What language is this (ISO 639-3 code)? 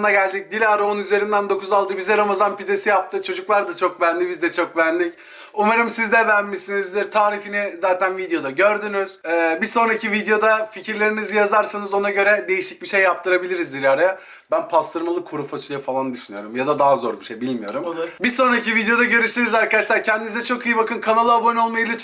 tur